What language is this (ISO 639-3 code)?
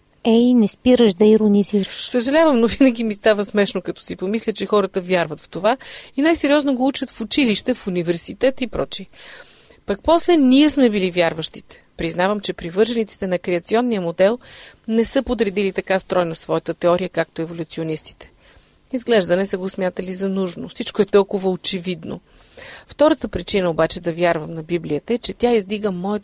bul